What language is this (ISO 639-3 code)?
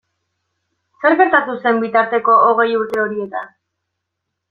eus